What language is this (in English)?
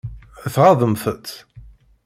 Kabyle